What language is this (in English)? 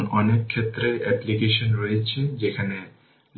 Bangla